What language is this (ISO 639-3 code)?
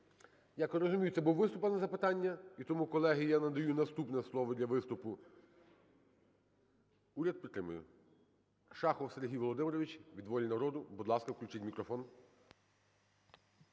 ukr